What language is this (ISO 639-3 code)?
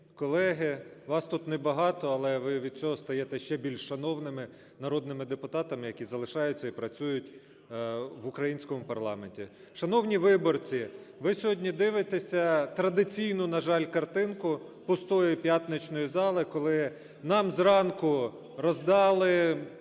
ukr